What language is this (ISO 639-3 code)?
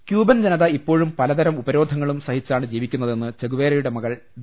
mal